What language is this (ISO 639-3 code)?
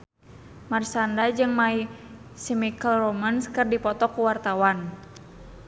sun